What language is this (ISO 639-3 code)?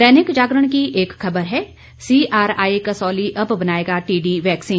hin